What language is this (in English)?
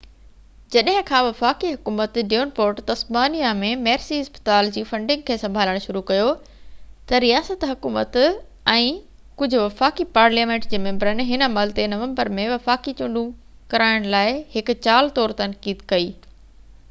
Sindhi